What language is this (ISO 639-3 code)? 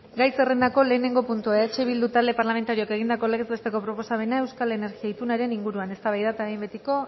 eus